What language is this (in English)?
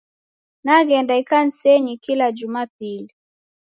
Taita